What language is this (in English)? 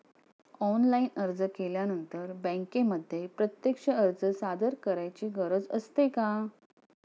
Marathi